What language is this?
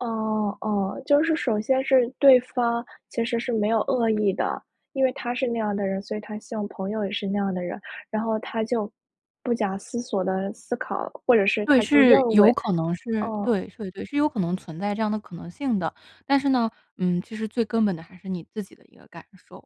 Chinese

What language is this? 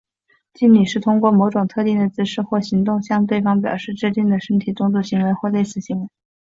Chinese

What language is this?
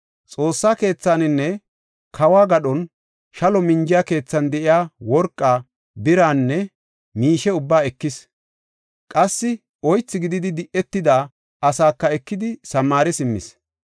Gofa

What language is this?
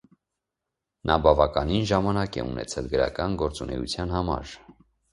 Armenian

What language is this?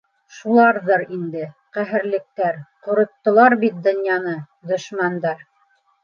Bashkir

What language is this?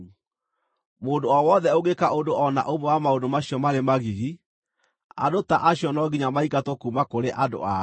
Kikuyu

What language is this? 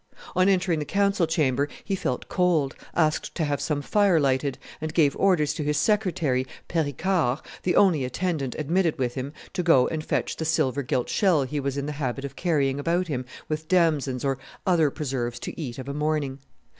English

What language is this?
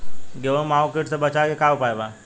Bhojpuri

